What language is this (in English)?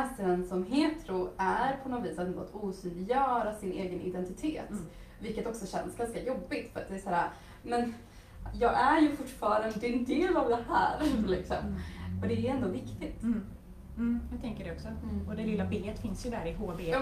Swedish